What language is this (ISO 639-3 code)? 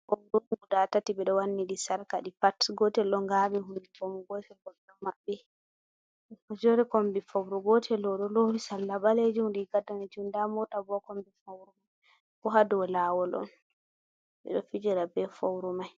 ful